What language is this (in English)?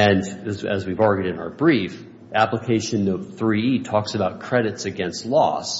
English